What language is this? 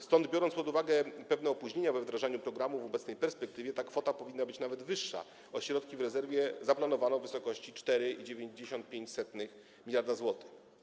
Polish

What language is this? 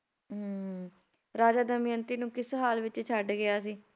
Punjabi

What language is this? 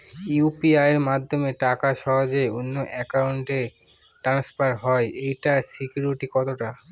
Bangla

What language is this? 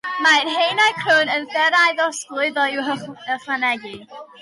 Welsh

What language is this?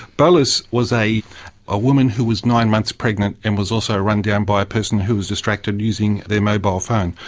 English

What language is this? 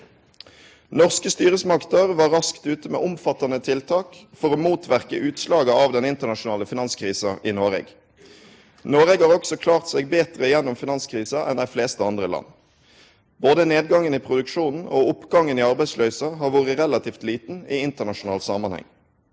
Norwegian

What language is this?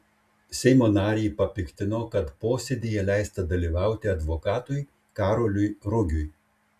Lithuanian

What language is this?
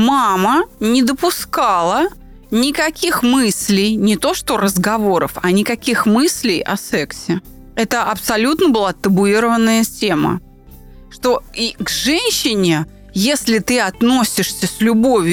Russian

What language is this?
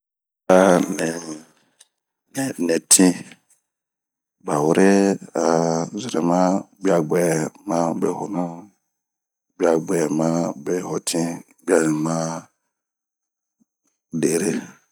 Bomu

